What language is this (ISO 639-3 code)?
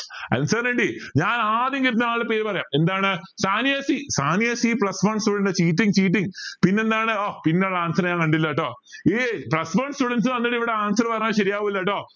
mal